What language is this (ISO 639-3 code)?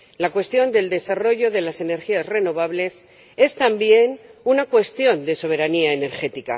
spa